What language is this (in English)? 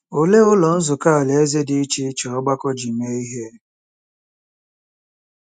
Igbo